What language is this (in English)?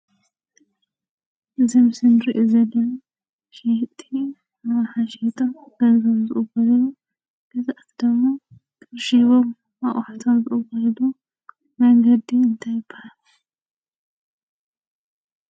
Tigrinya